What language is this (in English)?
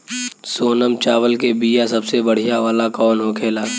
Bhojpuri